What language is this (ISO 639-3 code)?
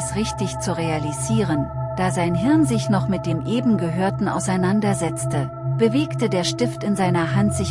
deu